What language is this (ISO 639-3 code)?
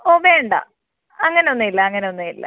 mal